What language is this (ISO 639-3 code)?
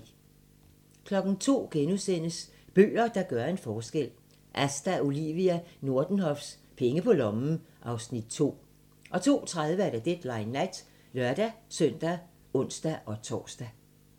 dan